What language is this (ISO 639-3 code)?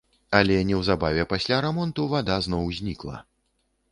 bel